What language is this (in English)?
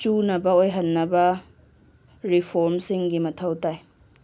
Manipuri